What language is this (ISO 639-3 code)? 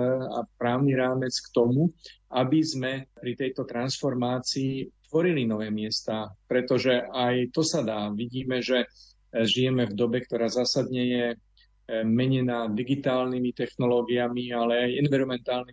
slk